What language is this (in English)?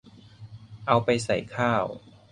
Thai